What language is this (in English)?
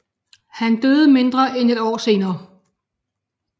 Danish